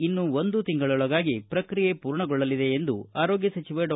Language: Kannada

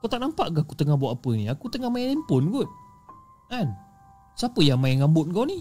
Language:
Malay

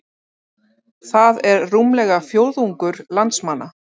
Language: Icelandic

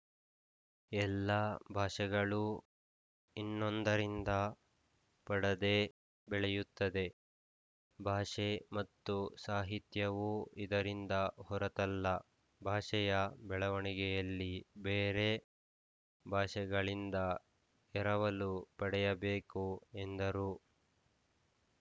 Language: Kannada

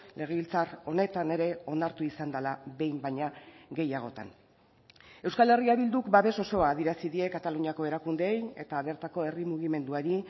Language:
Basque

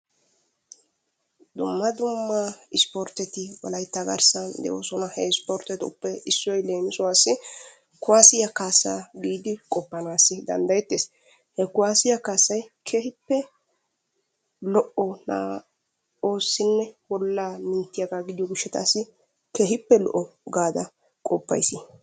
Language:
Wolaytta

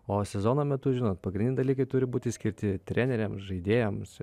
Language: Lithuanian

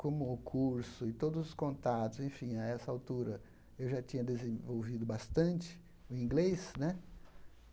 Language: Portuguese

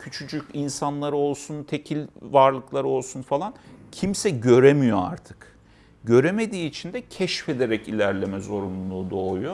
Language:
Turkish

